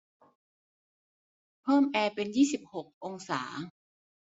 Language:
Thai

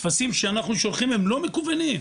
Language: Hebrew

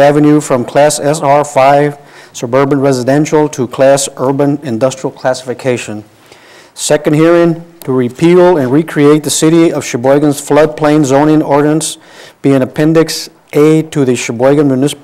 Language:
English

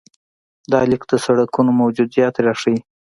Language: Pashto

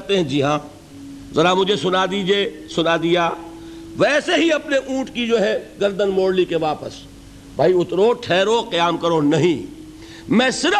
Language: Urdu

